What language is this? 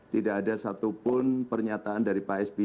Indonesian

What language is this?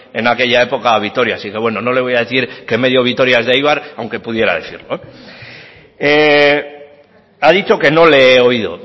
Spanish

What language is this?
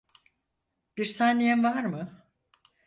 Turkish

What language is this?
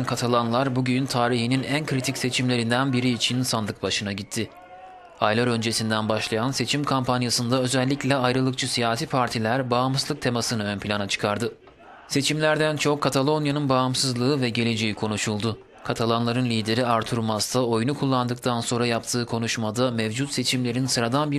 Turkish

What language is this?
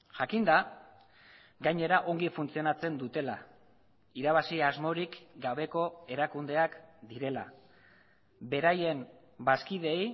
Basque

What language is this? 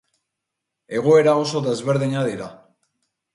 Basque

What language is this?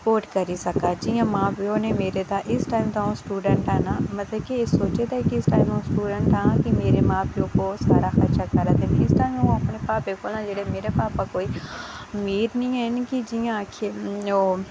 Dogri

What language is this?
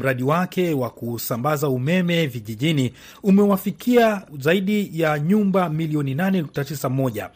Swahili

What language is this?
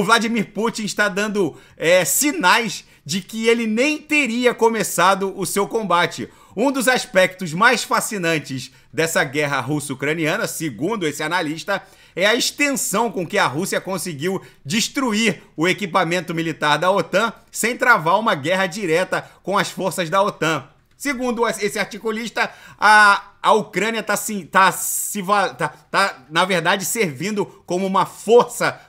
Portuguese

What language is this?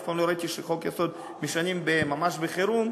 Hebrew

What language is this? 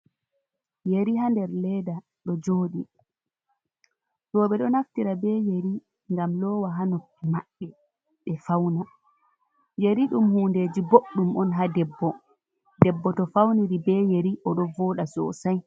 Fula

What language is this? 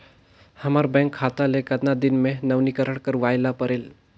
Chhattisgarhi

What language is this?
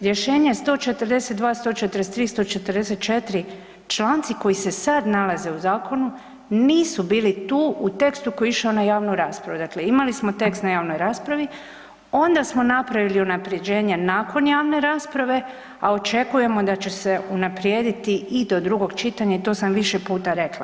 Croatian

